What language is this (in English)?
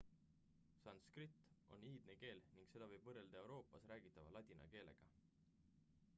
Estonian